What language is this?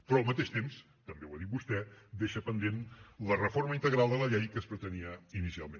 Catalan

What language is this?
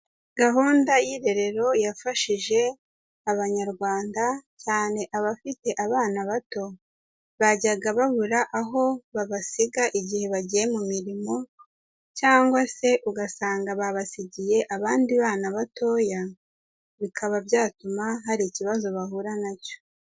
Kinyarwanda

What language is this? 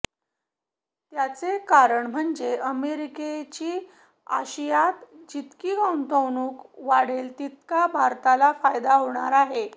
Marathi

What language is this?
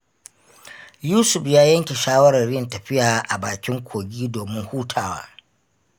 Hausa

